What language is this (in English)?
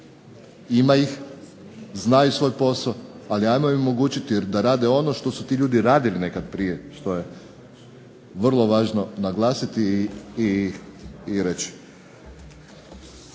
Croatian